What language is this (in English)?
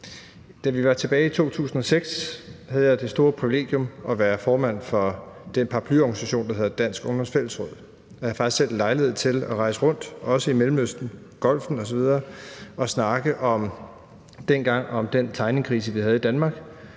Danish